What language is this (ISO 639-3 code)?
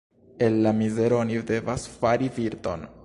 epo